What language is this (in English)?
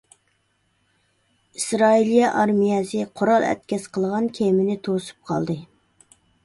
Uyghur